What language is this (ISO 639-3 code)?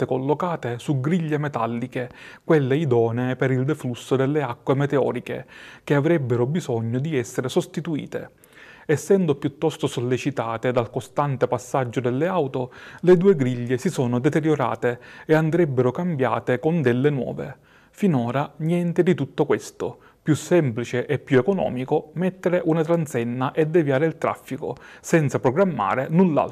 ita